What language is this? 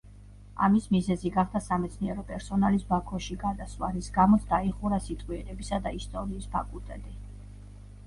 Georgian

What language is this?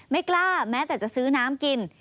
Thai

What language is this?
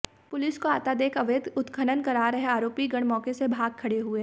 Hindi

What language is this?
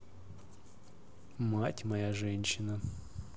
Russian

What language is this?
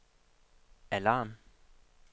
Danish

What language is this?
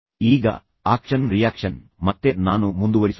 Kannada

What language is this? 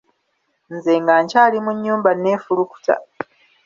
Ganda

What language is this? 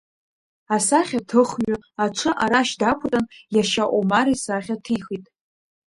Abkhazian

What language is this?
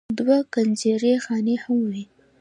Pashto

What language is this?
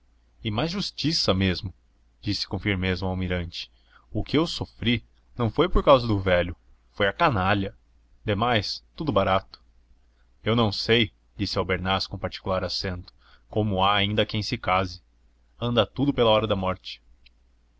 Portuguese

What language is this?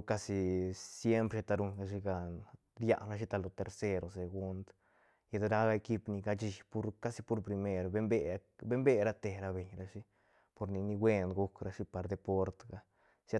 Santa Catarina Albarradas Zapotec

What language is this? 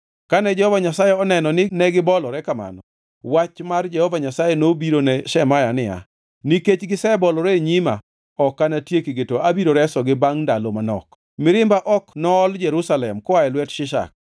Luo (Kenya and Tanzania)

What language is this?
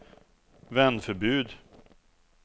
Swedish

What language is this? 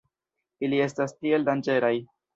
Esperanto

